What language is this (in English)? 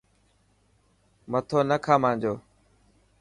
Dhatki